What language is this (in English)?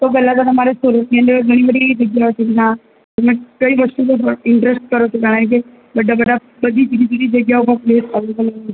Gujarati